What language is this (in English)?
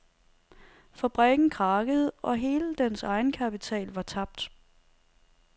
Danish